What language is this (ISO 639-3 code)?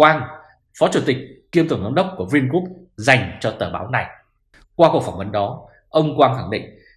vie